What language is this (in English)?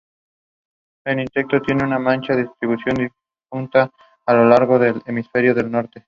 Spanish